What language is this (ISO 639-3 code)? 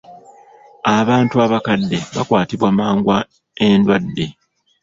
lug